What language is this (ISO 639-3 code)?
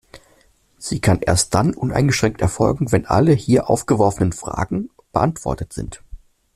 deu